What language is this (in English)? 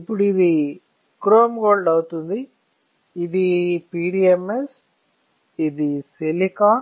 Telugu